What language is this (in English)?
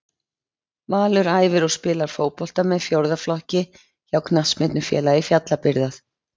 Icelandic